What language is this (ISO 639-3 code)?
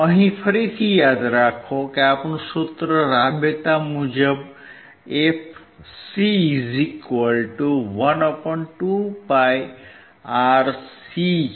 guj